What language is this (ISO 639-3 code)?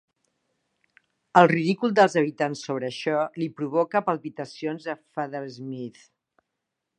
cat